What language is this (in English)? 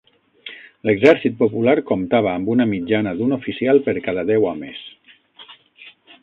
Catalan